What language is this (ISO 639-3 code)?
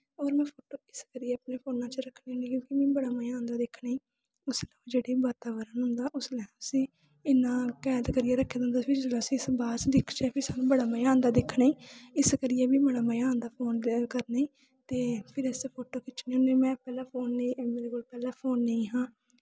doi